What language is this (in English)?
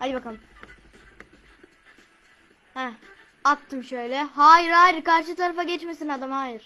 Turkish